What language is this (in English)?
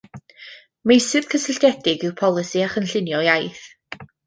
Welsh